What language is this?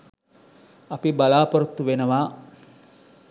Sinhala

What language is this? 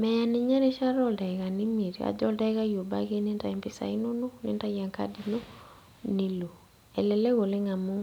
Masai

